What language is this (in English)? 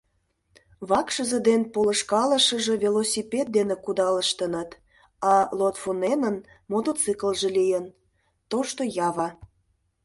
Mari